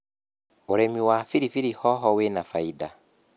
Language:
Kikuyu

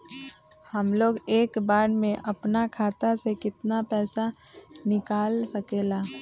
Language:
Magahi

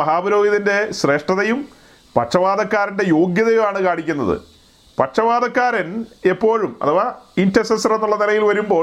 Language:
Malayalam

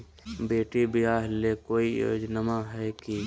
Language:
Magahi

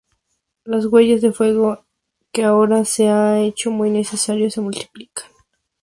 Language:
Spanish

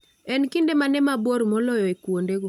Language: Luo (Kenya and Tanzania)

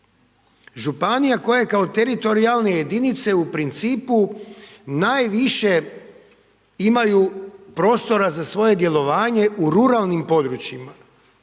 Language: Croatian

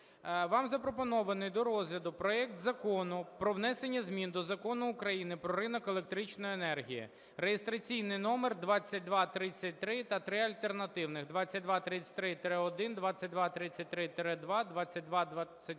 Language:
Ukrainian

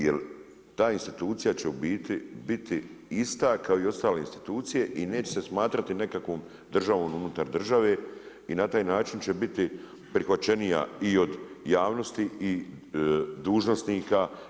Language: Croatian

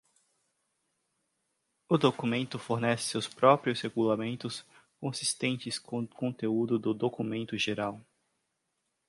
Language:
Portuguese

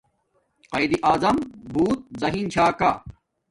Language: Domaaki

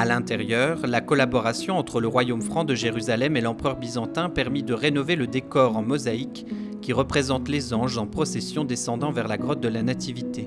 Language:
French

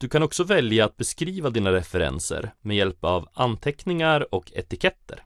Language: Swedish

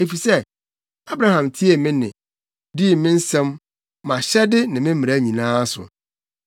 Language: Akan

